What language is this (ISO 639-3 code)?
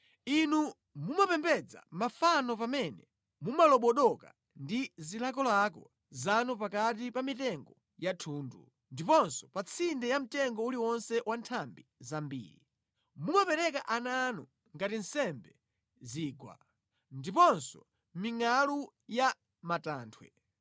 nya